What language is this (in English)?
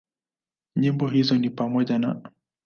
Swahili